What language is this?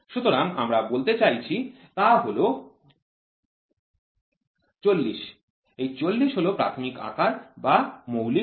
Bangla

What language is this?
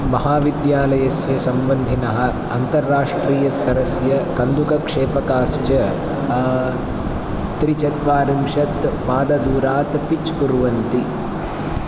Sanskrit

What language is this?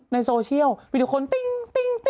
Thai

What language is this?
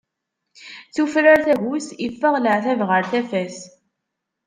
Kabyle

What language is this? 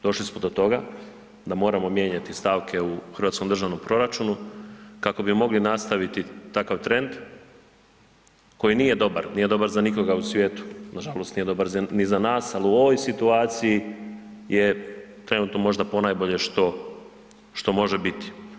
Croatian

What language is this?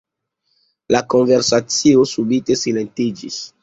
Esperanto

